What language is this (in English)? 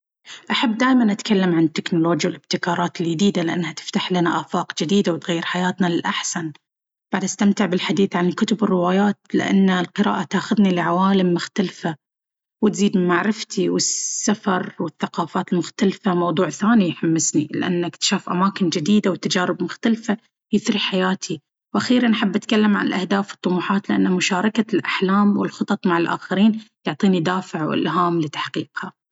Baharna Arabic